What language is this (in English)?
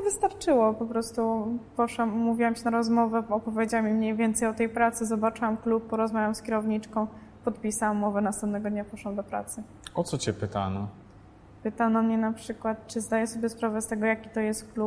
Polish